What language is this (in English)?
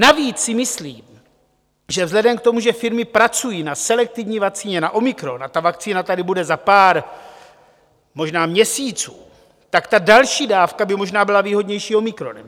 Czech